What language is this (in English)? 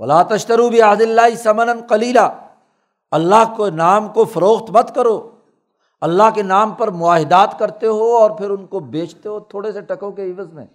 Urdu